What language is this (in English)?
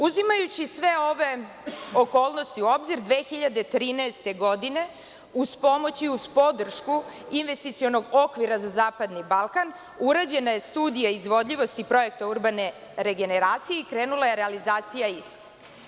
Serbian